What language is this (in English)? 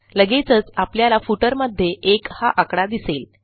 Marathi